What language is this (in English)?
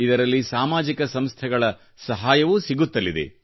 Kannada